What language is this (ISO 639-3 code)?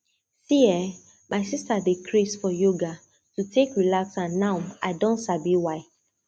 pcm